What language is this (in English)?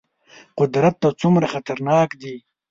Pashto